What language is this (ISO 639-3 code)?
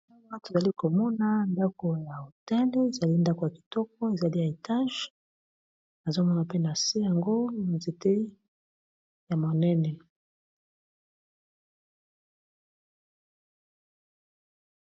lin